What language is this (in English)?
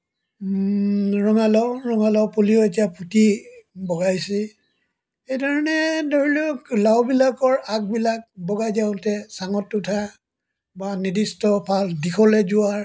Assamese